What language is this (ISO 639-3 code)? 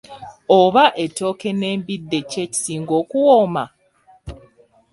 lug